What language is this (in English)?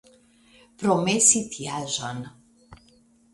Esperanto